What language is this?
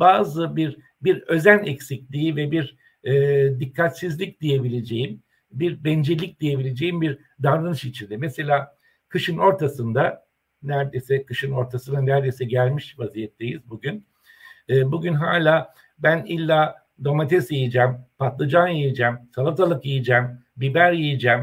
Turkish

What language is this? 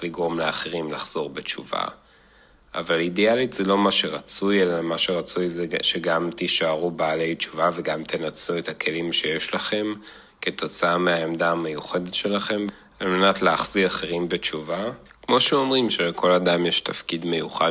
Hebrew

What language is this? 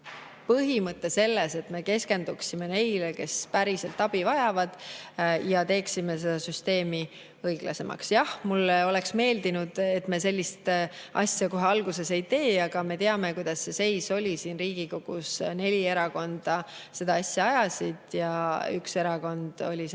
Estonian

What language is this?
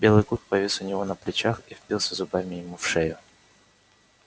Russian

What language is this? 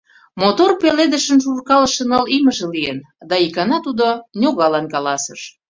Mari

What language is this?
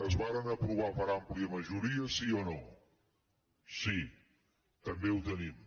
Catalan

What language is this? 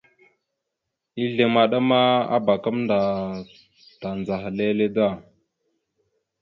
Mada (Cameroon)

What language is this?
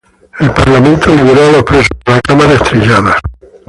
Spanish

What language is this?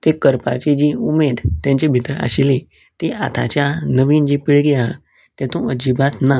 Konkani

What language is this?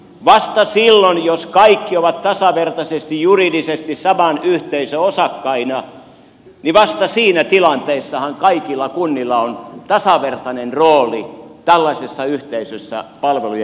Finnish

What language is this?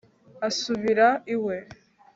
Kinyarwanda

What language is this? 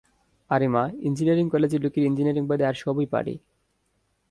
Bangla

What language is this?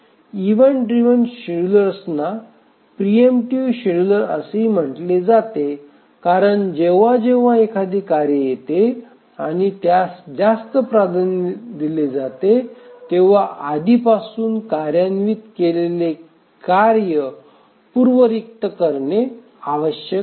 Marathi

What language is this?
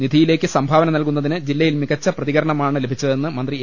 Malayalam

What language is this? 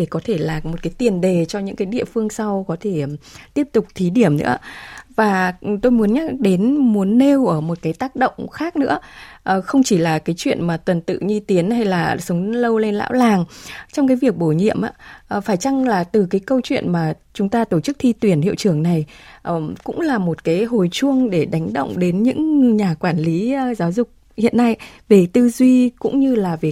Vietnamese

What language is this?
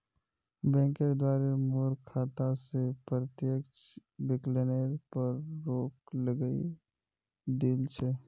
Magahi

